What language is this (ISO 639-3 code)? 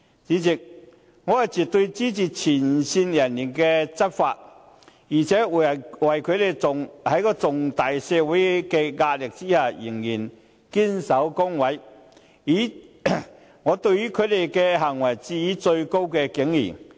yue